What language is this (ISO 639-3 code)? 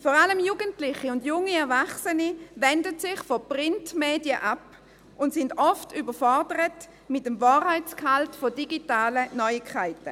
gsw